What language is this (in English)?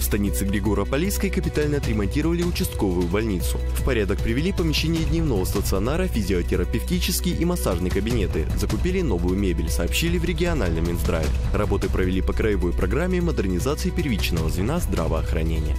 Russian